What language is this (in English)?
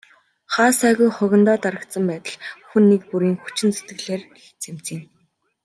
Mongolian